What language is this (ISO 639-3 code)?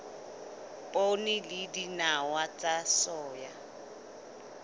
sot